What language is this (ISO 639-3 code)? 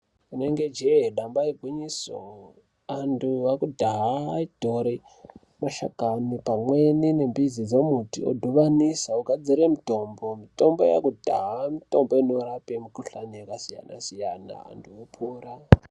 ndc